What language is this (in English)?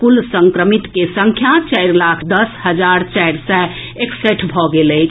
Maithili